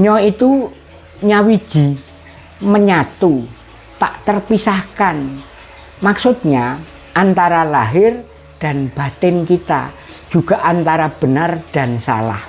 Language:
Indonesian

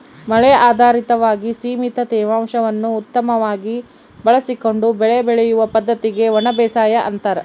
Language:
Kannada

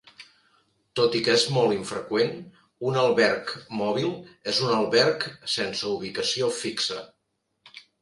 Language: Catalan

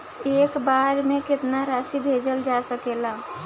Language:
Bhojpuri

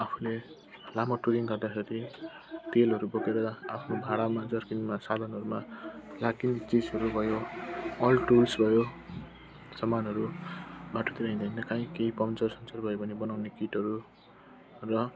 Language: Nepali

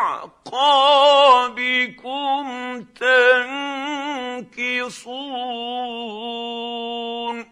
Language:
Arabic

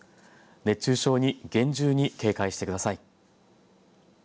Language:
Japanese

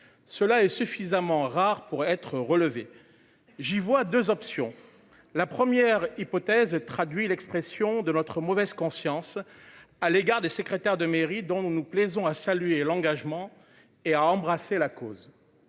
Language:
French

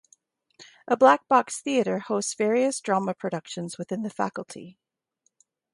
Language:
English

